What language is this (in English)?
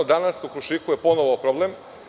Serbian